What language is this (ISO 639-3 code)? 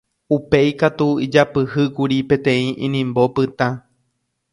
grn